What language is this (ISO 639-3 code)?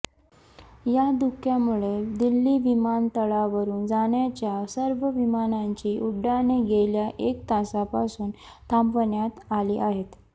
mar